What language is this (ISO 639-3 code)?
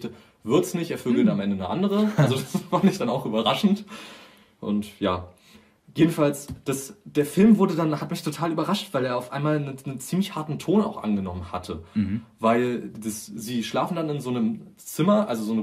deu